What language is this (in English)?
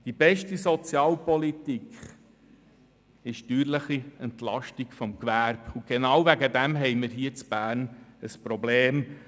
Swiss German